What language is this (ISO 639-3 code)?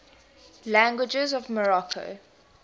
eng